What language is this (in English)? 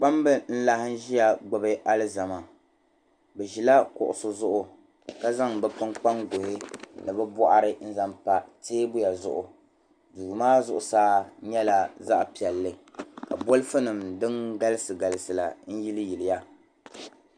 Dagbani